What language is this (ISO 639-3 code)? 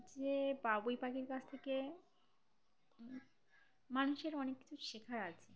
ben